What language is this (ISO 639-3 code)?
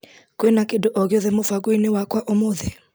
kik